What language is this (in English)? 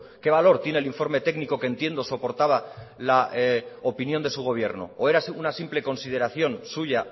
Spanish